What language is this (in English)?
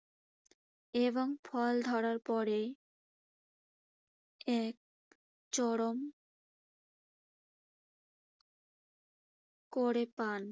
Bangla